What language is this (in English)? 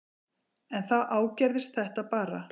Icelandic